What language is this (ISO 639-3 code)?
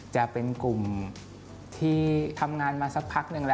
tha